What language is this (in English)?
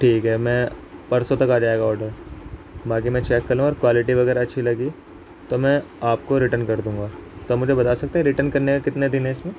Urdu